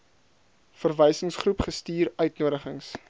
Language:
Afrikaans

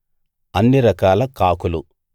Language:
Telugu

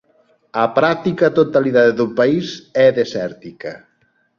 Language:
Galician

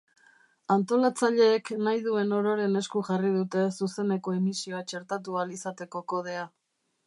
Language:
Basque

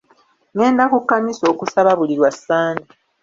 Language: Ganda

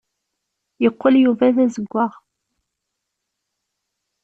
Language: Kabyle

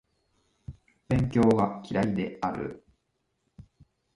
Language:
Japanese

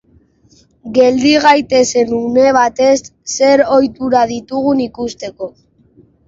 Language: Basque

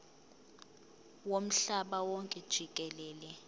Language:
Zulu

